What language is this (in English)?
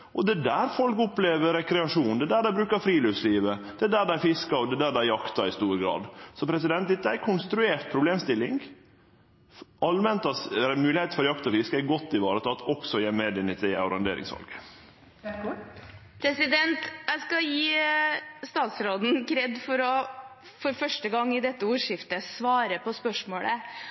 Norwegian